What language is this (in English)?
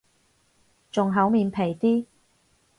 Cantonese